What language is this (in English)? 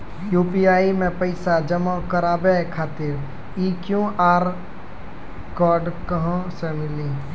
Maithili